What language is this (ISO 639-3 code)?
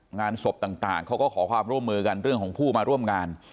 tha